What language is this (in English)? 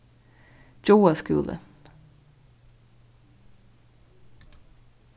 Faroese